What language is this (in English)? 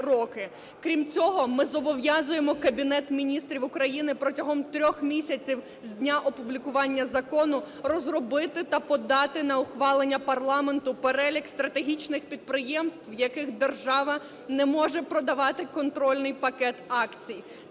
Ukrainian